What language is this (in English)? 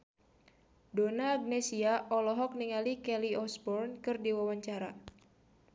Sundanese